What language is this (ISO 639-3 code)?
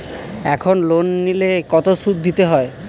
ben